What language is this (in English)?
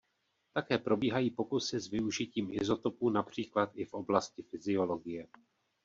Czech